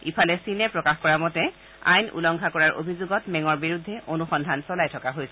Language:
Assamese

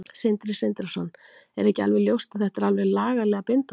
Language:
Icelandic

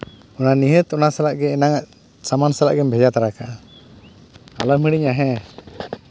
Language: Santali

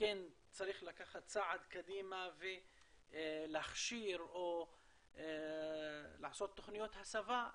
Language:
Hebrew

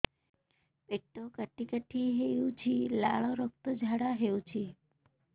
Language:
Odia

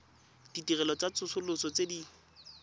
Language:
Tswana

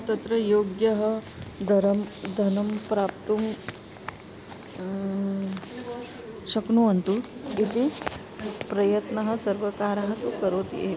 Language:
Sanskrit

